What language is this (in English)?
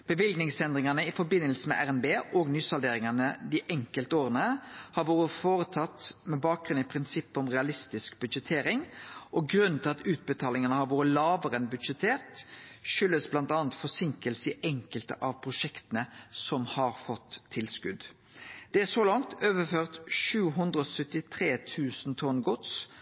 Norwegian Nynorsk